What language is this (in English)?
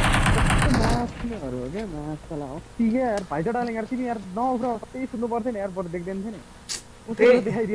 English